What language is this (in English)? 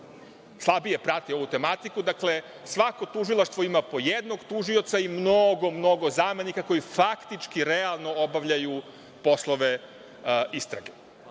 Serbian